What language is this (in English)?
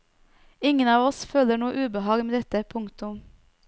Norwegian